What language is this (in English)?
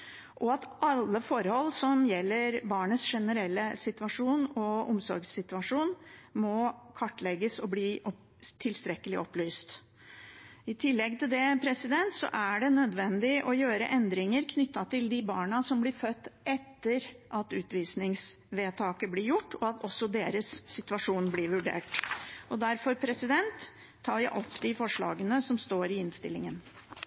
Norwegian Bokmål